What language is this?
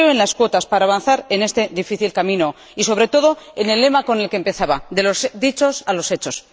Spanish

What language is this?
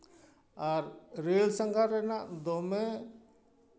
Santali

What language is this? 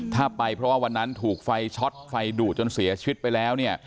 Thai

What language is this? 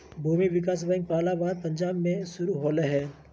Magahi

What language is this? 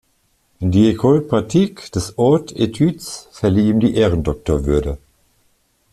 German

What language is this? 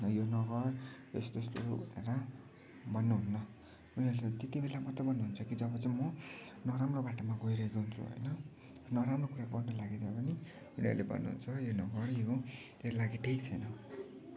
Nepali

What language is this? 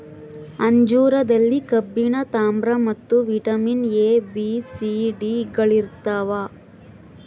Kannada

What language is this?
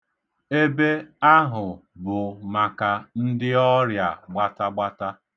Igbo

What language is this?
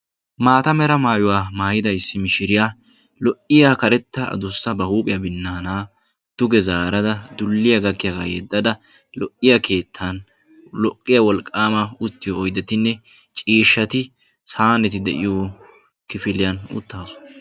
Wolaytta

